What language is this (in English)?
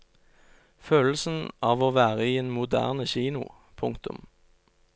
Norwegian